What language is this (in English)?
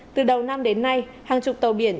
Vietnamese